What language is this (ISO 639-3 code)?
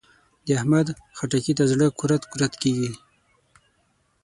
pus